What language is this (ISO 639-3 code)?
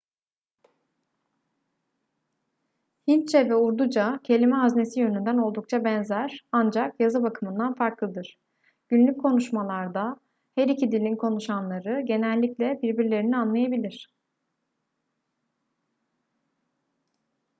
tur